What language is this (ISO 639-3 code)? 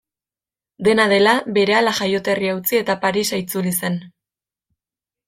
eus